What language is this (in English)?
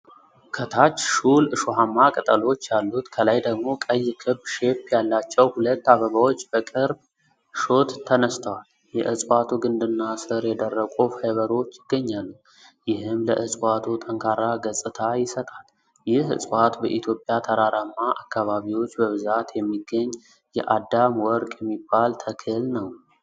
Amharic